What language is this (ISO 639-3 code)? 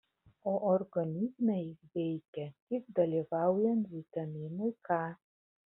lit